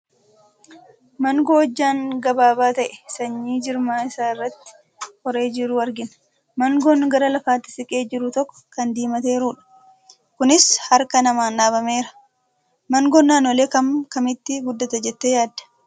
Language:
Oromo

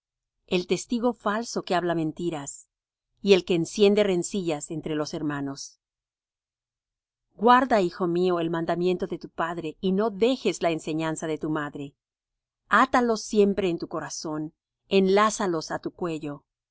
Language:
Spanish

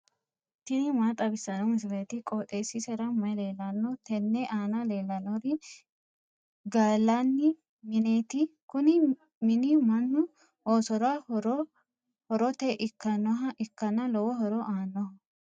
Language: Sidamo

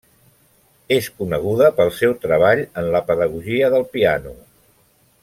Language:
Catalan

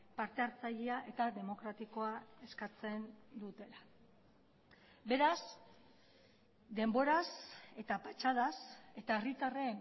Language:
Basque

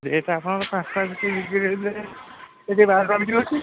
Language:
Odia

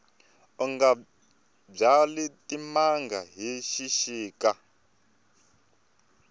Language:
Tsonga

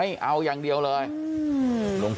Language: Thai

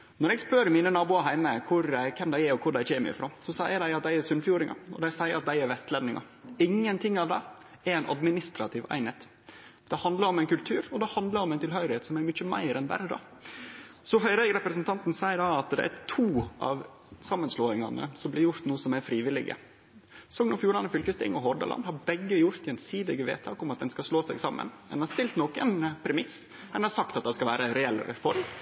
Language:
Norwegian Nynorsk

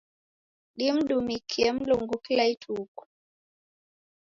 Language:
Taita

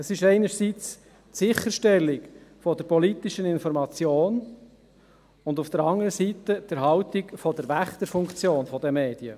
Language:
Swiss German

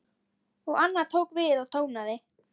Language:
Icelandic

